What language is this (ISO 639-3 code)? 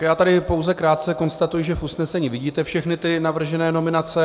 ces